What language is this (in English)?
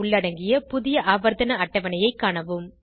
Tamil